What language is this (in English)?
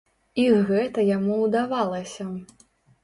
Belarusian